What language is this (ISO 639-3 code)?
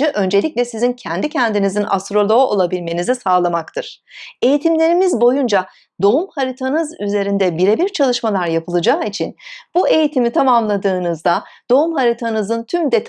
tur